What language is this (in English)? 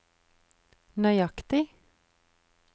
Norwegian